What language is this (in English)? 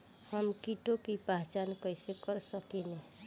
Bhojpuri